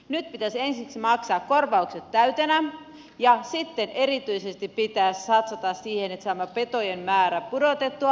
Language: Finnish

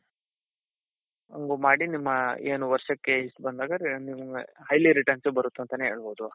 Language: Kannada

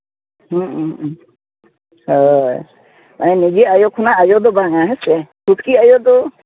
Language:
Santali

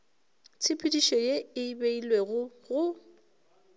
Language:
Northern Sotho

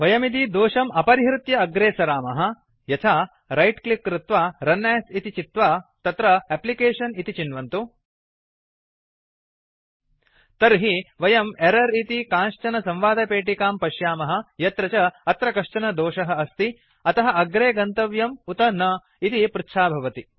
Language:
Sanskrit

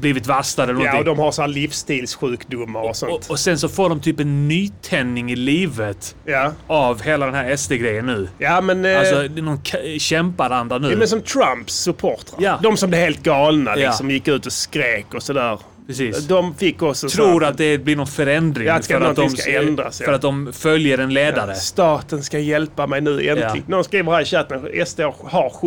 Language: Swedish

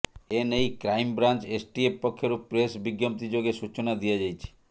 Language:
Odia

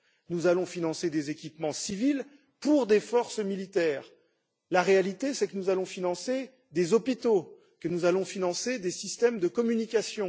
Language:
French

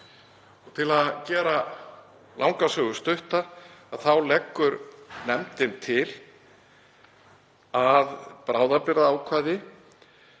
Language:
Icelandic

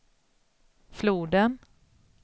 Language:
Swedish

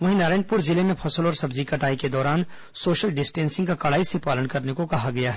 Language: Hindi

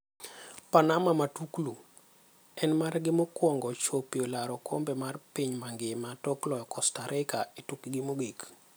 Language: Luo (Kenya and Tanzania)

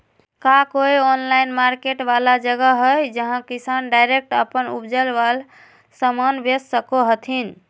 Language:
Magahi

